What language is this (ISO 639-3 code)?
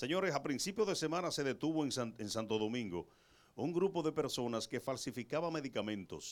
spa